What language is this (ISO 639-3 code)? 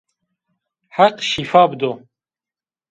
zza